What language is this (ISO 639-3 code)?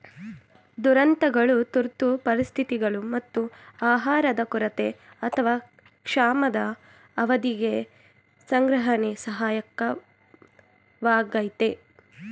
kan